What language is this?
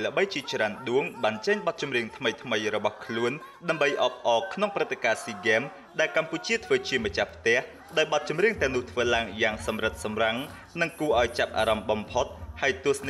Thai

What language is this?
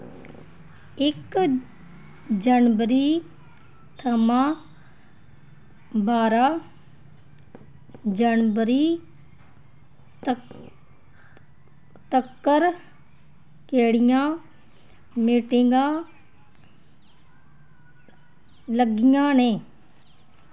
Dogri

